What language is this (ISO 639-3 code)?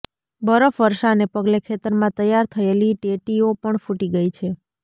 guj